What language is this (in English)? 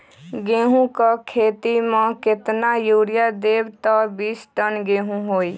Magahi